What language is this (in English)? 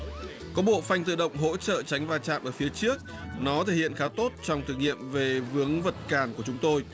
Vietnamese